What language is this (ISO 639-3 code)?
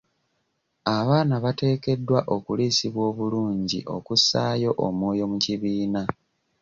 lug